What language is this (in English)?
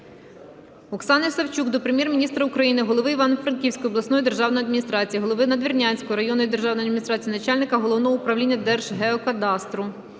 Ukrainian